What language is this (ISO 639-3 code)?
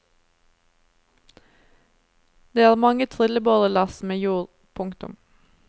nor